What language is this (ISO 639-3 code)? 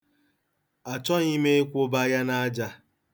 ibo